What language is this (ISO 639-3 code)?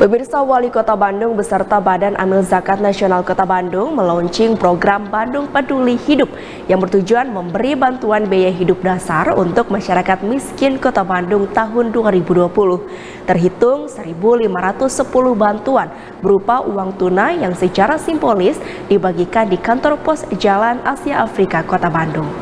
ind